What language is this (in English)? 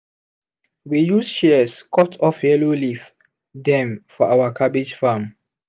Nigerian Pidgin